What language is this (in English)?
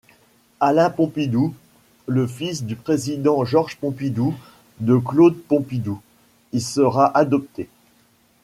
French